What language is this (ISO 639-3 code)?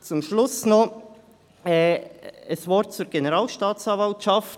gsw